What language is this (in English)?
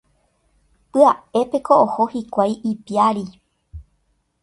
Guarani